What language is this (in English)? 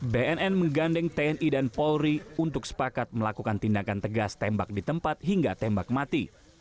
Indonesian